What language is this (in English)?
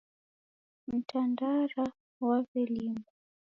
Taita